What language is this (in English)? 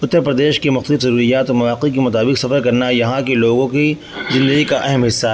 Urdu